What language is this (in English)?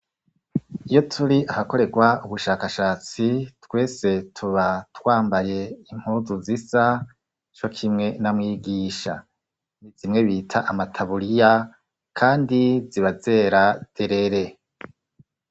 Rundi